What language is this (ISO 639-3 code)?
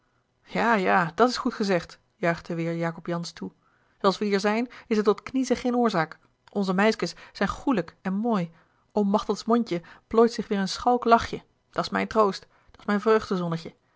nld